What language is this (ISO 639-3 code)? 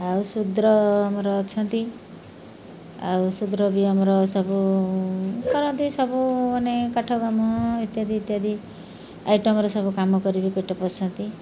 ori